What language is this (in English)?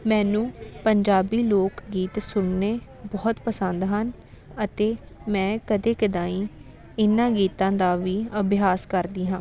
Punjabi